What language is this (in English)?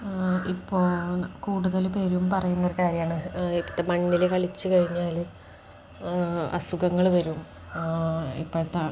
Malayalam